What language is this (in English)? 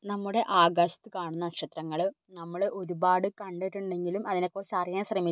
Malayalam